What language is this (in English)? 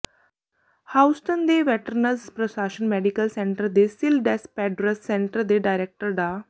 Punjabi